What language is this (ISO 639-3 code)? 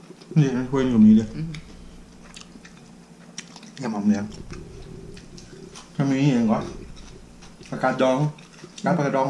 tha